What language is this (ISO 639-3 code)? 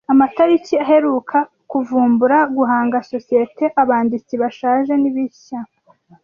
kin